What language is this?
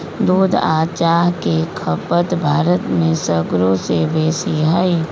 Magahi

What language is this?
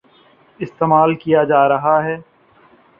Urdu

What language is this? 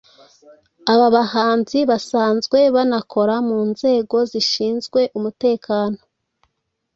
Kinyarwanda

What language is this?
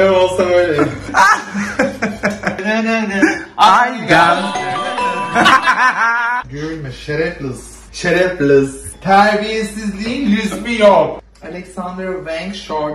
Turkish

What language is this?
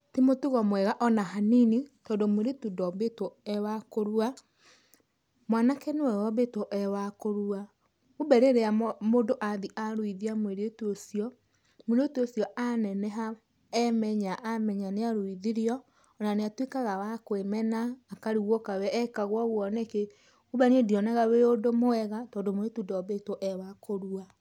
Kikuyu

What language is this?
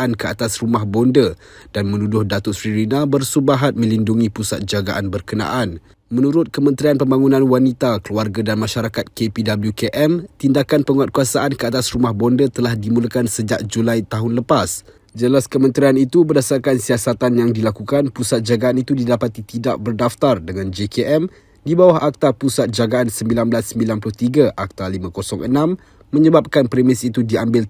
Malay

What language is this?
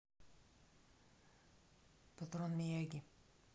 Russian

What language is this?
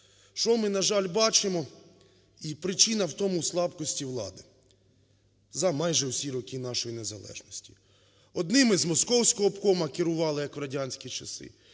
Ukrainian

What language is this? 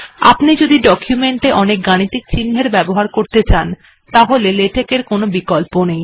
Bangla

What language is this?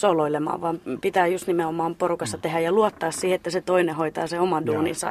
Finnish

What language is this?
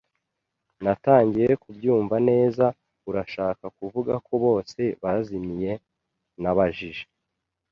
Kinyarwanda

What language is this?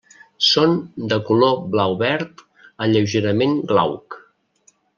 Catalan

